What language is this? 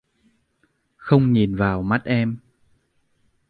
Vietnamese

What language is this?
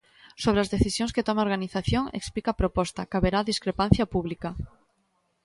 Galician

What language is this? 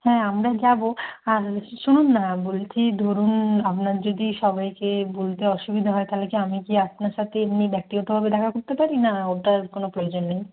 Bangla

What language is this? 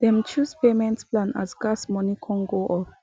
Nigerian Pidgin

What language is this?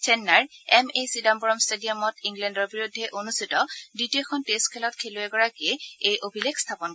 Assamese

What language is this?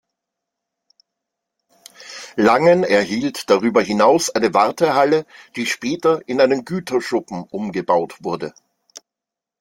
German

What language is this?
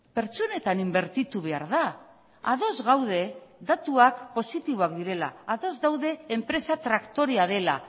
Basque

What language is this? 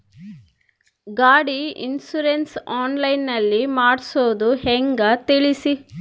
Kannada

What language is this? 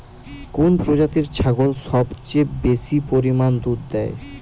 Bangla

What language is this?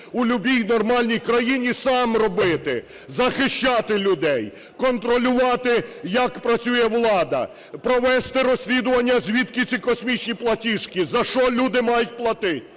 Ukrainian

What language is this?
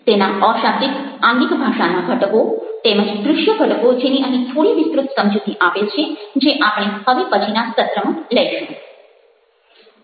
Gujarati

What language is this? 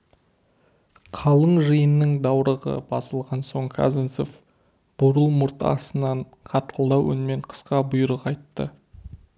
Kazakh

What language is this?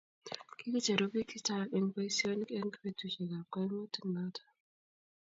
Kalenjin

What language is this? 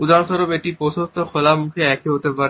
Bangla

